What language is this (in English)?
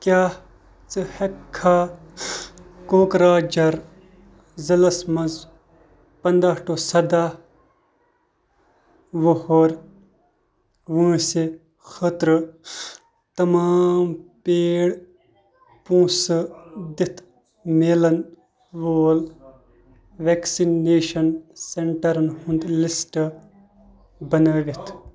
Kashmiri